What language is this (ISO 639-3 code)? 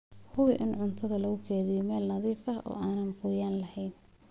som